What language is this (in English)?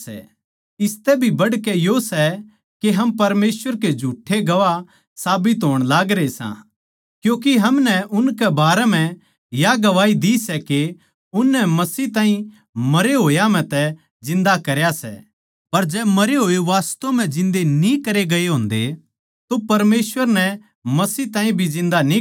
Haryanvi